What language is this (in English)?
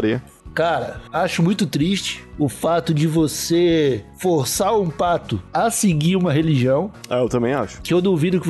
Portuguese